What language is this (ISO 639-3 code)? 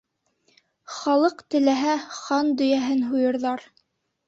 bak